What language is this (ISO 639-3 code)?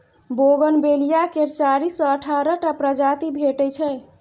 mai